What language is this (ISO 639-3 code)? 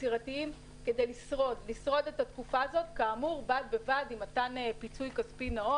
heb